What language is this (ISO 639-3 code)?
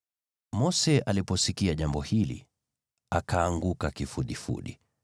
swa